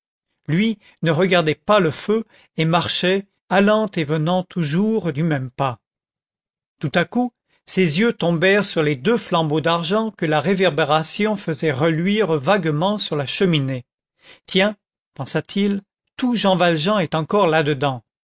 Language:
French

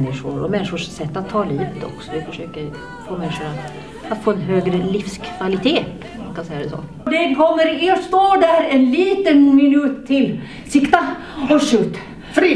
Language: Swedish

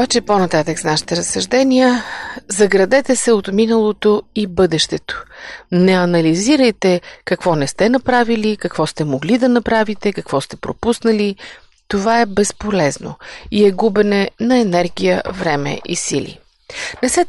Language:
Bulgarian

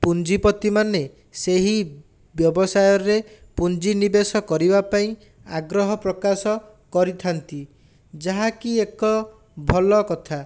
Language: Odia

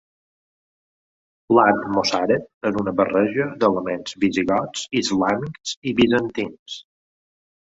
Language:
Catalan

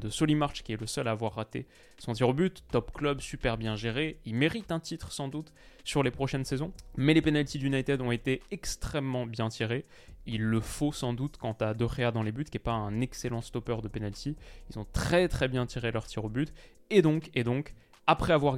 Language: French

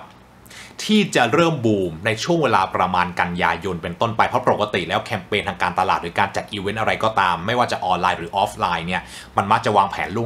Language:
Thai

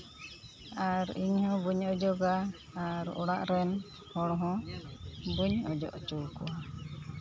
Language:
Santali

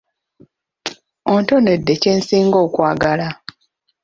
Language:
Ganda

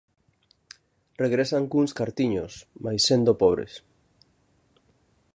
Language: Galician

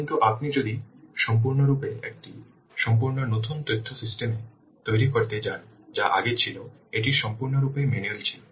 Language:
Bangla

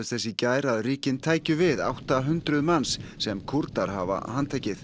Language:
Icelandic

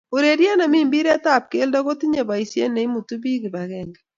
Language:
Kalenjin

